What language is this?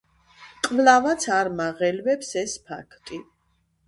Georgian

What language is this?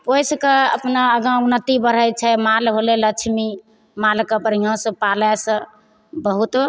Maithili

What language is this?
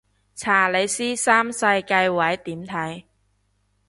Cantonese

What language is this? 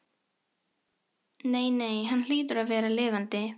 Icelandic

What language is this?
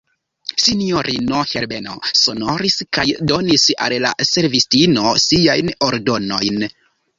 Esperanto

